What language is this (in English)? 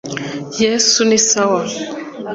Kinyarwanda